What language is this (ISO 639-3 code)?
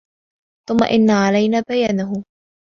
ara